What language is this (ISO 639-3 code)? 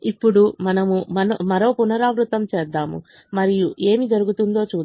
tel